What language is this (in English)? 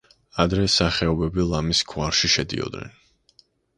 Georgian